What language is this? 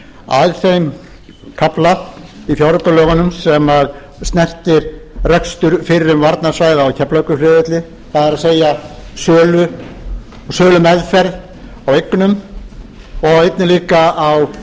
Icelandic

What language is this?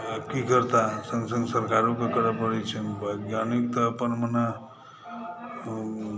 Maithili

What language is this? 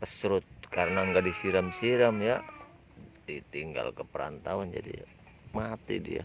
Indonesian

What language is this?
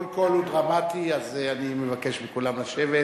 Hebrew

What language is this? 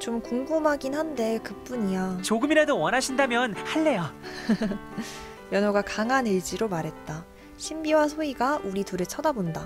Korean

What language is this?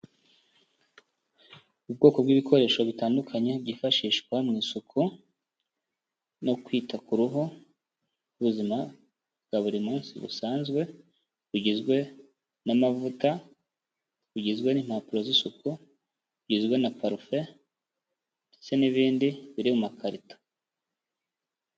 Kinyarwanda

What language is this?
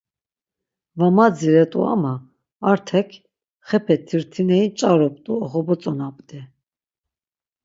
Laz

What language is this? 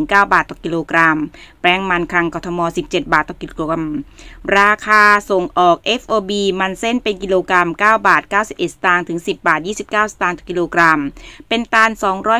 Thai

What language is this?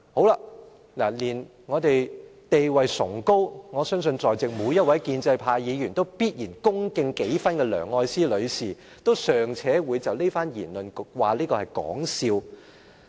Cantonese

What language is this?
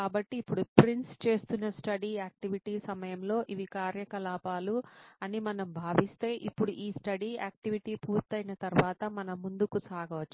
Telugu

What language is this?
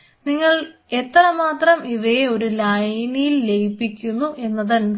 Malayalam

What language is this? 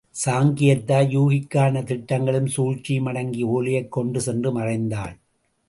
Tamil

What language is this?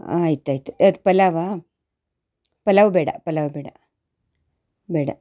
Kannada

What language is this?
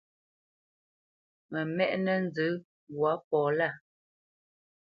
Bamenyam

